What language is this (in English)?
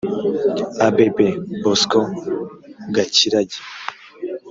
Kinyarwanda